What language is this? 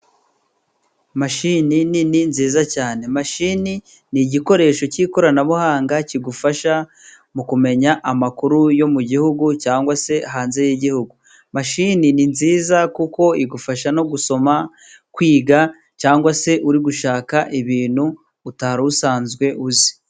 Kinyarwanda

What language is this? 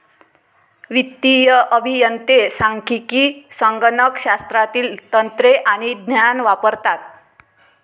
Marathi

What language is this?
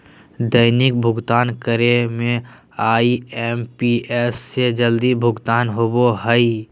Magahi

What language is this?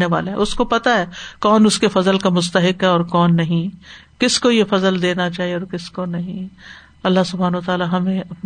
Urdu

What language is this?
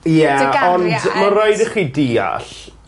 Welsh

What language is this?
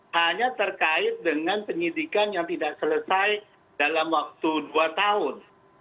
Indonesian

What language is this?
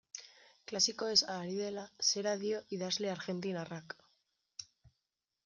Basque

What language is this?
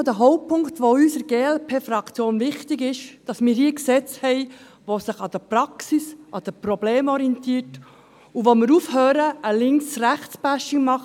Swiss German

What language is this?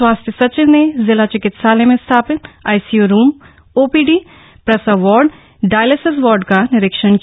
Hindi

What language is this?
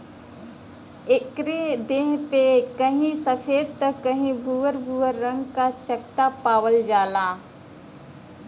Bhojpuri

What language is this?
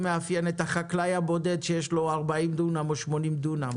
Hebrew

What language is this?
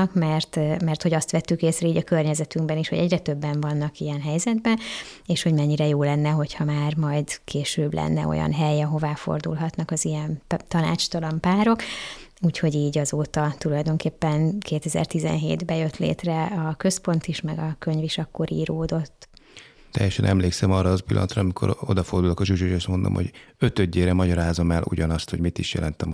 Hungarian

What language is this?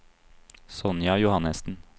Norwegian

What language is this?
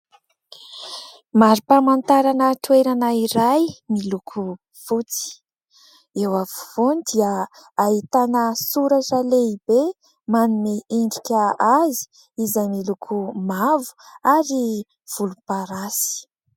Malagasy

